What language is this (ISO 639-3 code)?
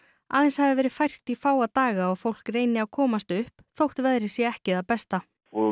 isl